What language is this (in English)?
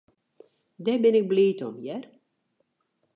Western Frisian